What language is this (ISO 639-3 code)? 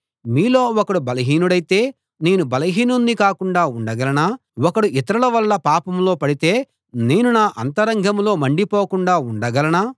tel